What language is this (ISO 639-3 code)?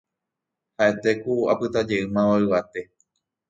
grn